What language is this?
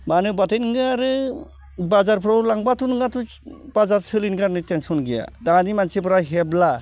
Bodo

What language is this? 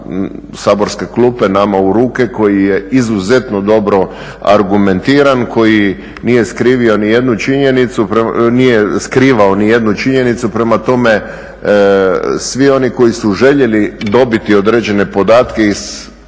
Croatian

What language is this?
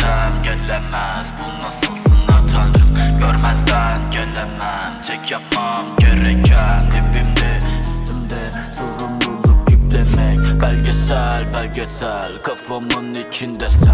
Turkish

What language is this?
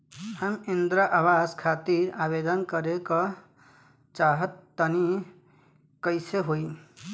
Bhojpuri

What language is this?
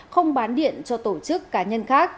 Vietnamese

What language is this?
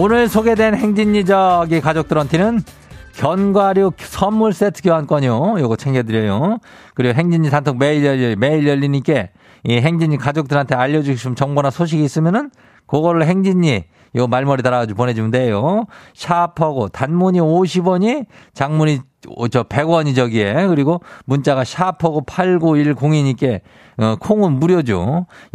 Korean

